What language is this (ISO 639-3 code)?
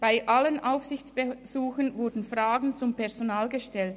gsw